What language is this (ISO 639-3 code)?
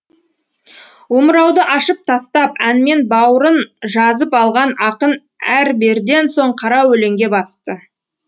kaz